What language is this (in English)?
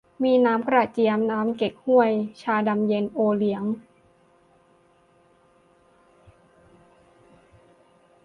Thai